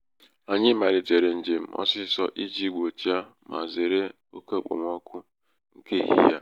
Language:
Igbo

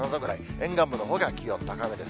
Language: Japanese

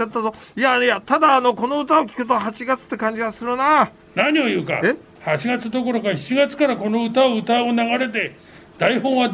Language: Japanese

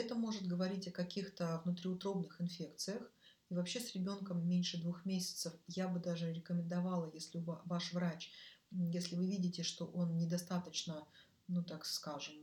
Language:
Russian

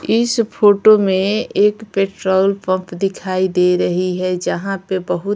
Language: Hindi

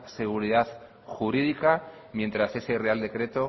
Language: Spanish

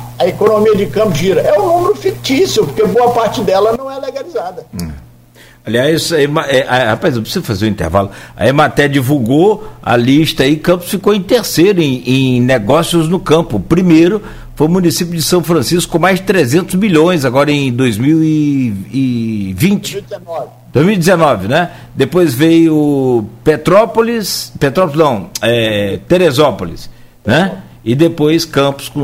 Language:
Portuguese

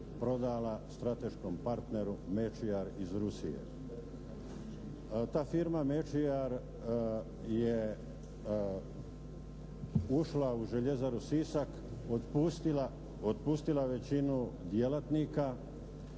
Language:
Croatian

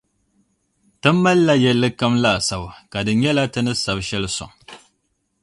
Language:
Dagbani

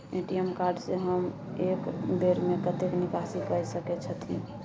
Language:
Maithili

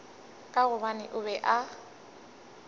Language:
Northern Sotho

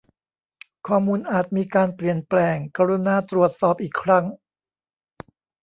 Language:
Thai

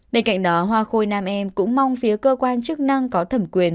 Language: Vietnamese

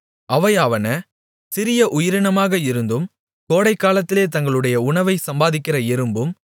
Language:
Tamil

